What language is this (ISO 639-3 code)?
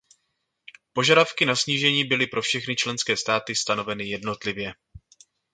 ces